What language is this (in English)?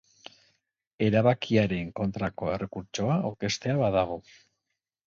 Basque